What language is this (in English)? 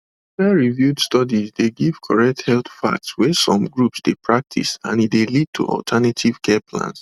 Nigerian Pidgin